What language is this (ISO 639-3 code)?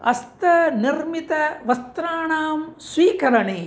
san